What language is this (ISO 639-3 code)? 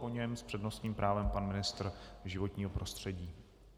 ces